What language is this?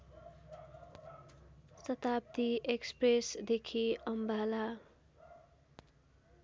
Nepali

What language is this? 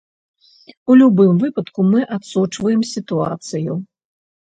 Belarusian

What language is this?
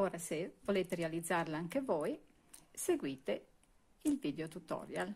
Italian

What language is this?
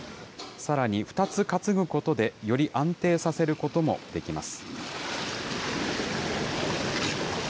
Japanese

